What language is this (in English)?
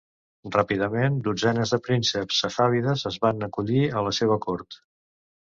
Catalan